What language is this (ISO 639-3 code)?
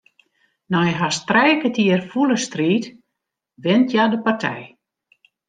fry